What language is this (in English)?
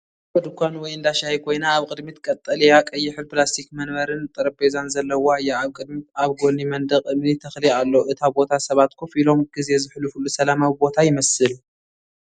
Tigrinya